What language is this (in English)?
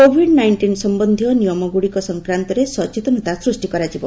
Odia